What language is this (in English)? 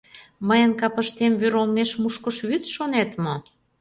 Mari